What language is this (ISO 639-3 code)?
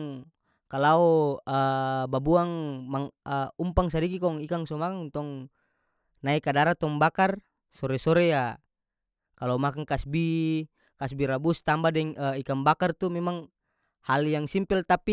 max